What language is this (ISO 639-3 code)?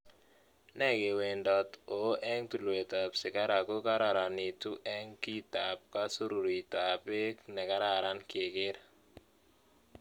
kln